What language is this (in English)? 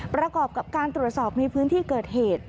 Thai